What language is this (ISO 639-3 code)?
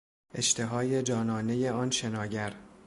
fas